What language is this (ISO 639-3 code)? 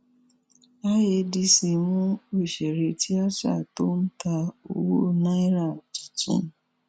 yor